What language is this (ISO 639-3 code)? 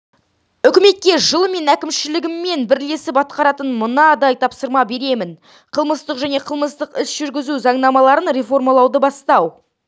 kaz